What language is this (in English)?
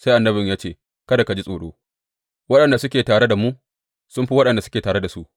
Hausa